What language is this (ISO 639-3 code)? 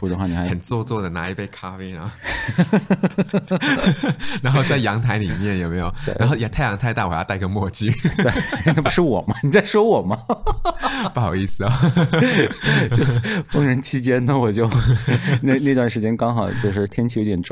zho